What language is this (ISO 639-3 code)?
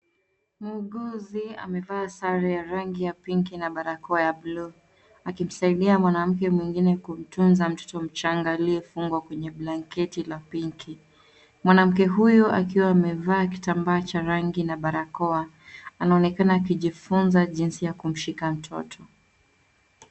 swa